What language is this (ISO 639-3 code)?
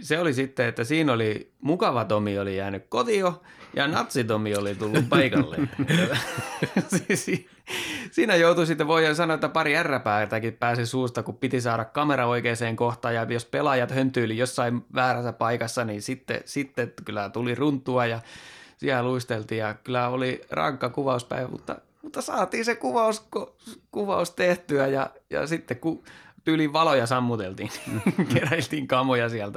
fin